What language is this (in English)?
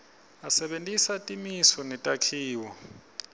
Swati